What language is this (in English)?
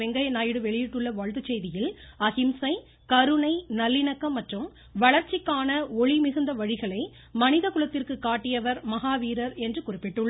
Tamil